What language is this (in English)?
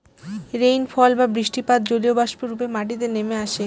Bangla